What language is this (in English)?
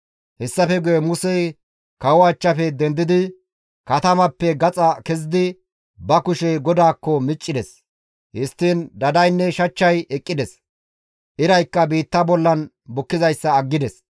Gamo